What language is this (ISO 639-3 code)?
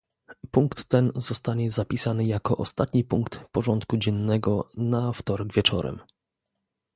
pol